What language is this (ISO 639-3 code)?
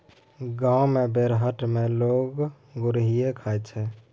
mai